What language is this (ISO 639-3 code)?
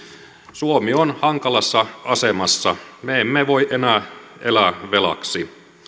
fin